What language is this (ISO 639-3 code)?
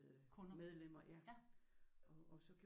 dan